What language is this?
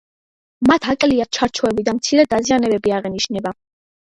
Georgian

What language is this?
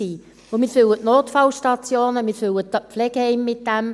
Swiss German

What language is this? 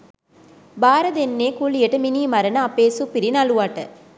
Sinhala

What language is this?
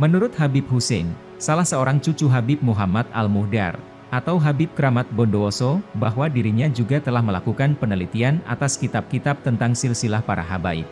Indonesian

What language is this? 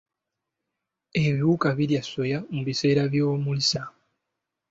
Ganda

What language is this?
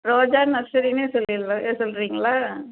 Tamil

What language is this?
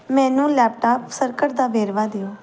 Punjabi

